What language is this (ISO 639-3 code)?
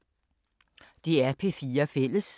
dan